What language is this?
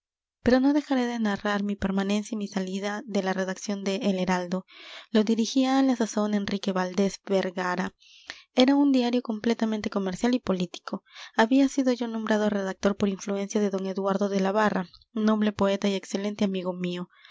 Spanish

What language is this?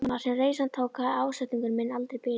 Icelandic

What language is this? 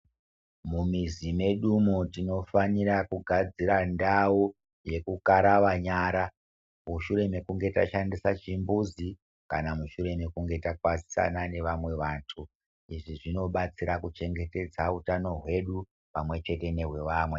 Ndau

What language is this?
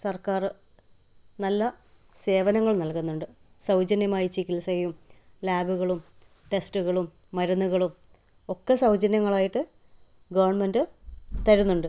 Malayalam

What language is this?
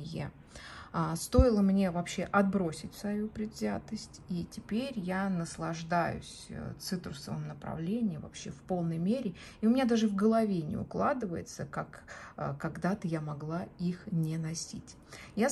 Russian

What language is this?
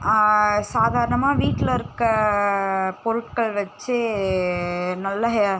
Tamil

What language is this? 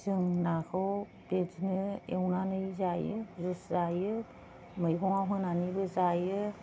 Bodo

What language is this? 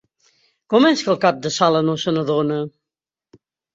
Catalan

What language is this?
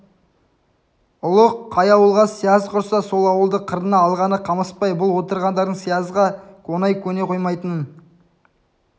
Kazakh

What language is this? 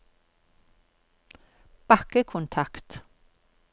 Norwegian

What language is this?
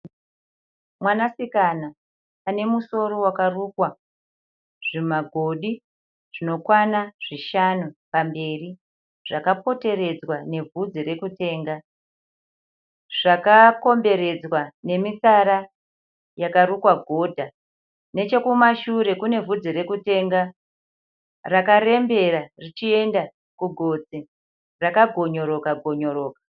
Shona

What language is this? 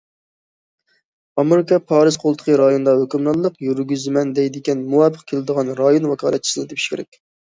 Uyghur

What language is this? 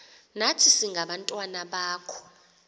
Xhosa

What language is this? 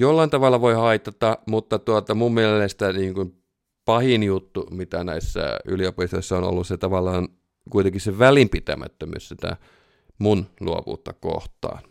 Finnish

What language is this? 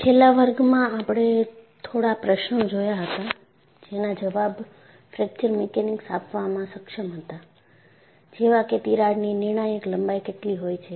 Gujarati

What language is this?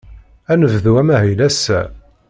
Kabyle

